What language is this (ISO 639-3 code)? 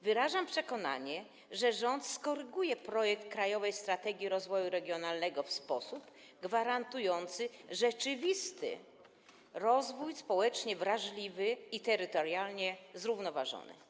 pol